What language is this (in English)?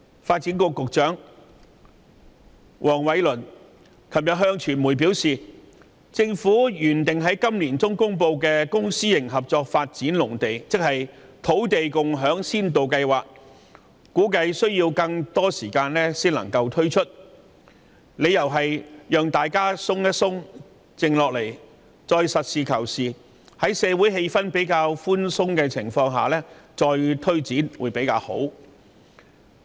Cantonese